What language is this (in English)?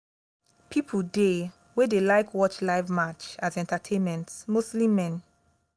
Nigerian Pidgin